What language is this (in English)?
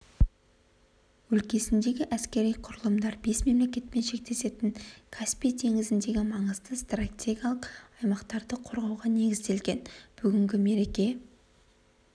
Kazakh